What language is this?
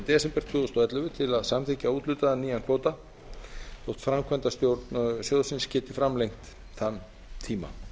Icelandic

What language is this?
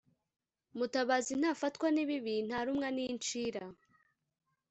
Kinyarwanda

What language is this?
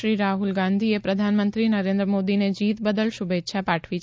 Gujarati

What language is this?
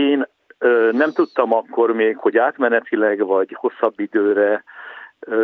Hungarian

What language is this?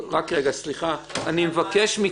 Hebrew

